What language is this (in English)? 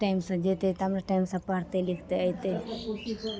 Maithili